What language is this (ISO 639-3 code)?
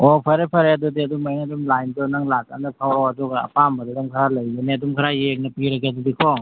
mni